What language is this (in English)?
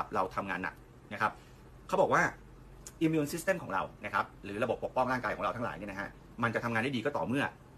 Thai